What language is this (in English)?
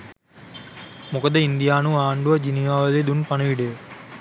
Sinhala